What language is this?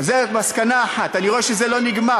Hebrew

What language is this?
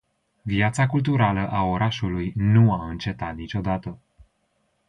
Romanian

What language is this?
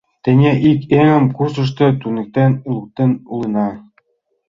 Mari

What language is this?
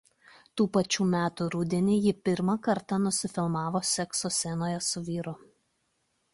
Lithuanian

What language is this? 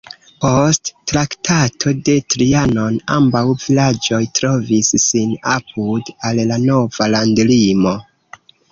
Esperanto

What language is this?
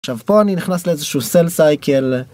Hebrew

